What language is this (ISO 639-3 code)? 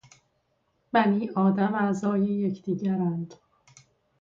fas